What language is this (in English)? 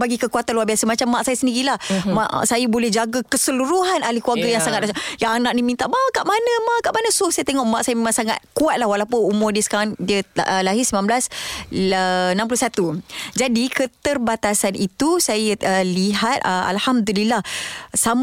Malay